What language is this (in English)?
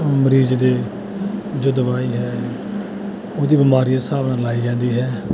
Punjabi